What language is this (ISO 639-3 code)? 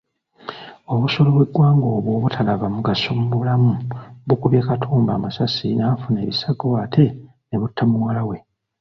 lug